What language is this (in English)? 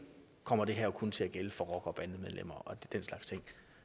Danish